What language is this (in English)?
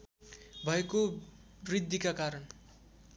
Nepali